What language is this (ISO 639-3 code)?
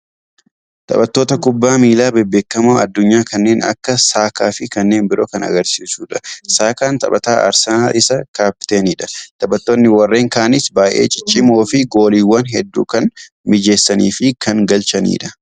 orm